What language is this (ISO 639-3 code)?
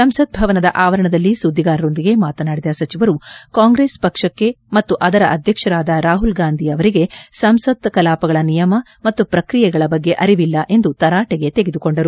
kan